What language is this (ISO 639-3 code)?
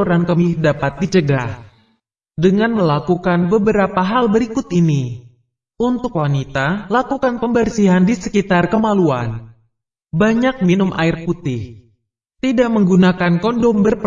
ind